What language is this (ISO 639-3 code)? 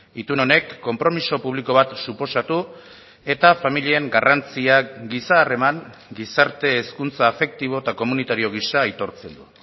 eus